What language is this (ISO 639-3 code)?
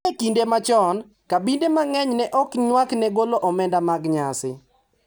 luo